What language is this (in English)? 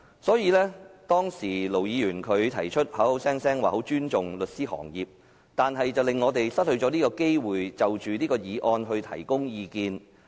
Cantonese